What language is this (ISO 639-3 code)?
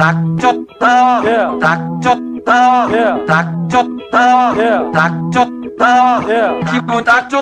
tha